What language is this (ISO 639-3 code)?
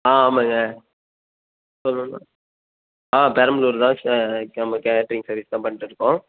tam